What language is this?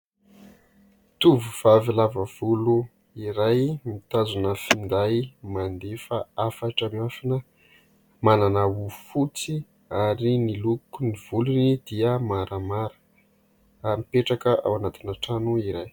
Malagasy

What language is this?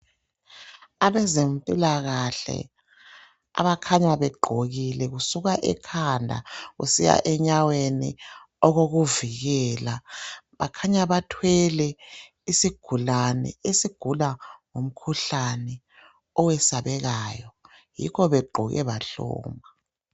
North Ndebele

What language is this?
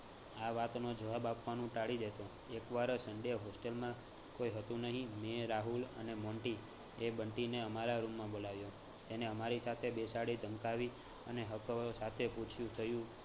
Gujarati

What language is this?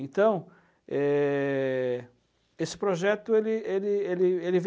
Portuguese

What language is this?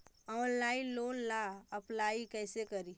Magahi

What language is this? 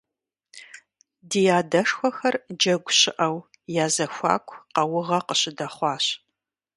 Kabardian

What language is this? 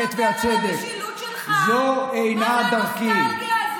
Hebrew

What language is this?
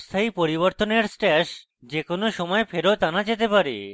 Bangla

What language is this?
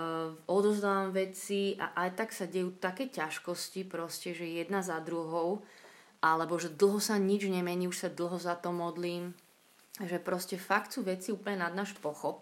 Slovak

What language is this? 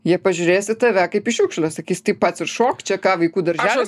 Lithuanian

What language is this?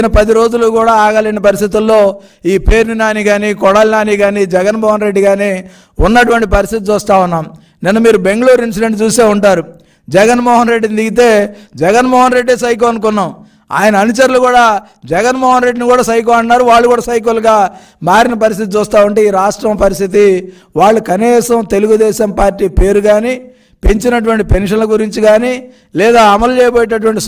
Telugu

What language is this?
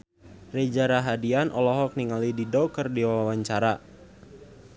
Sundanese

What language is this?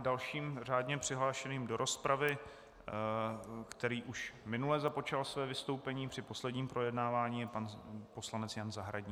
Czech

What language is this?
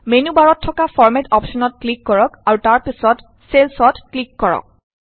Assamese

